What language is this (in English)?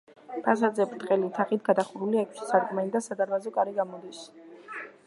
Georgian